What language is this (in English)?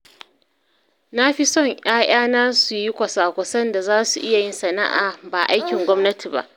Hausa